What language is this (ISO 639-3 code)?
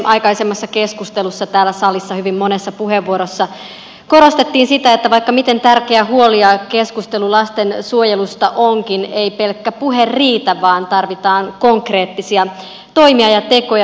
fin